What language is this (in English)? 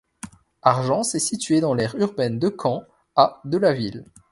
French